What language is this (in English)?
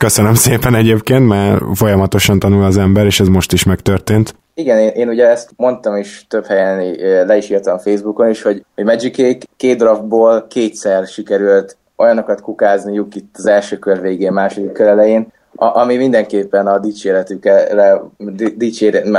Hungarian